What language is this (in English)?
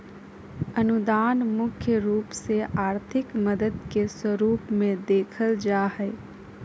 Magahi